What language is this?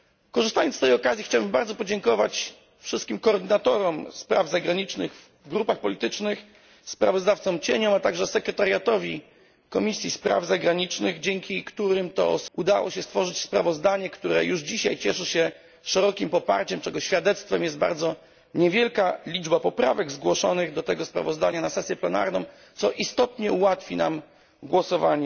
Polish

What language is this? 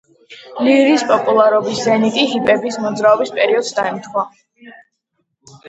Georgian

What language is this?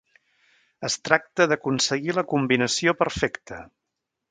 Catalan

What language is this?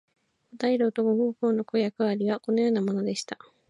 Japanese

